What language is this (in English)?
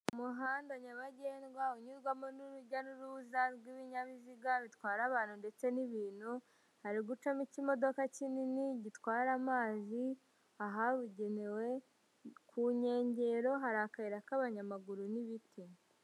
Kinyarwanda